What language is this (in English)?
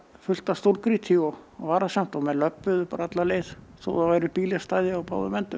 Icelandic